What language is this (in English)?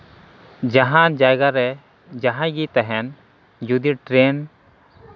Santali